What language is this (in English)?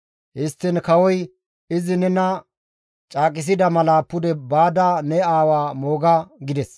Gamo